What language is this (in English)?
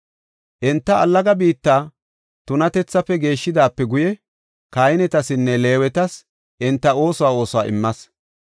Gofa